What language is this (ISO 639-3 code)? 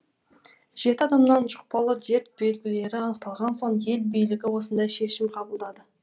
kaz